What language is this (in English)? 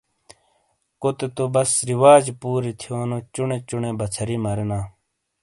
Shina